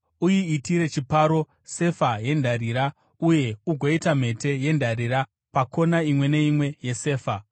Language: Shona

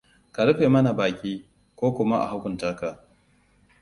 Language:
Hausa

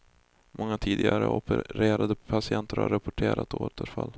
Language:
Swedish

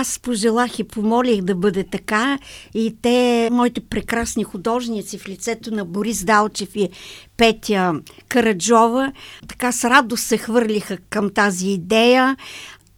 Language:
Bulgarian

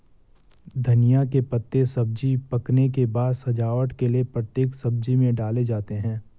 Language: Hindi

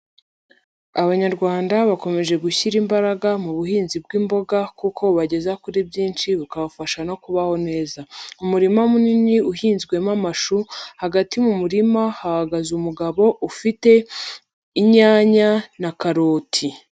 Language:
Kinyarwanda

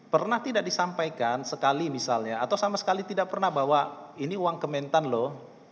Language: Indonesian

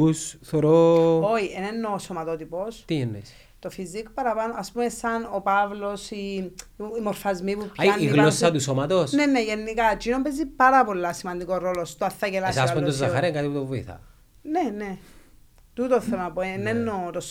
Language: Greek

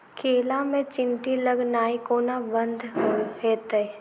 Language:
Maithili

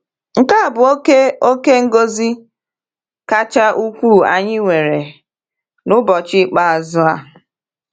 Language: Igbo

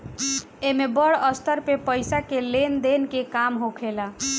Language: Bhojpuri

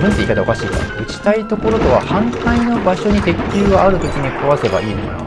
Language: Japanese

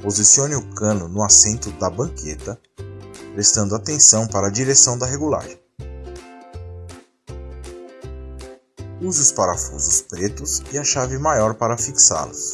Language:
Portuguese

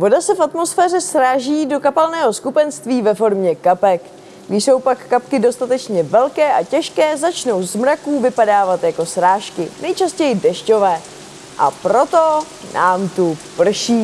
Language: Czech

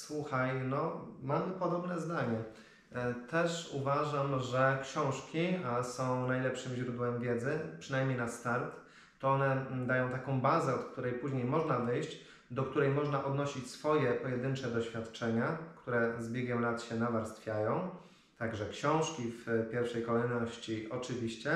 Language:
Polish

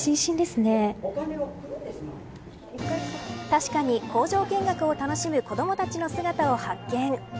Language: Japanese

